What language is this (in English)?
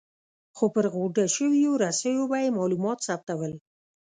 Pashto